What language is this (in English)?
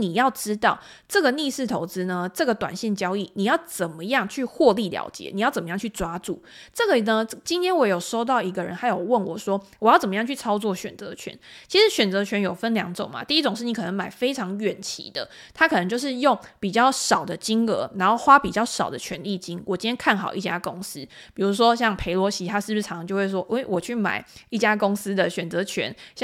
Chinese